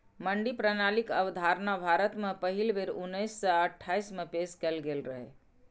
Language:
Maithili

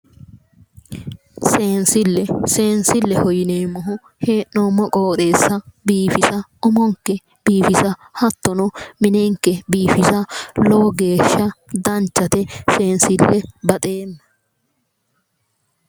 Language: Sidamo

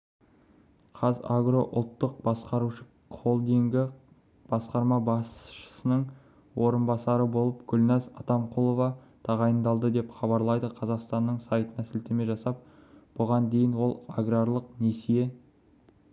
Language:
Kazakh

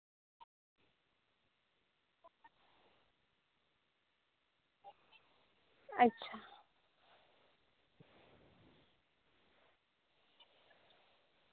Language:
Santali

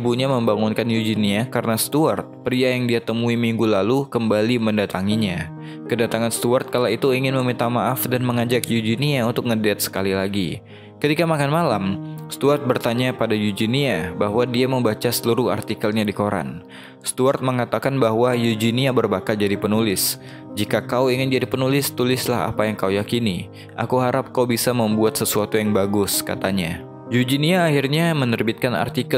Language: Indonesian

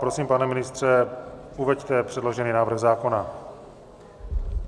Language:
Czech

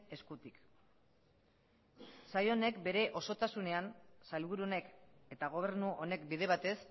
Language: Basque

